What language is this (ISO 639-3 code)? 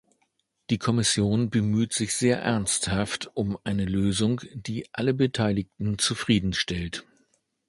deu